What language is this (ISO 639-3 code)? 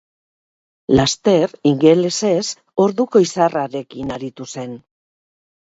eus